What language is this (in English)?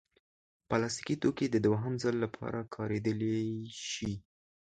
Pashto